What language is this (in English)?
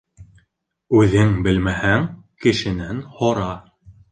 Bashkir